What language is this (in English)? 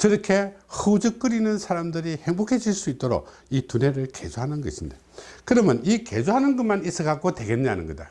Korean